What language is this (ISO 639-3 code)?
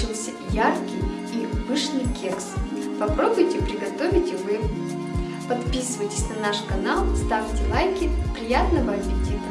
rus